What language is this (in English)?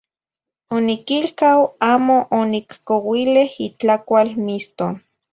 Zacatlán-Ahuacatlán-Tepetzintla Nahuatl